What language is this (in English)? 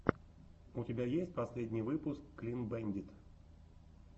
Russian